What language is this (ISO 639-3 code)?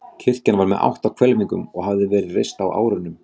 isl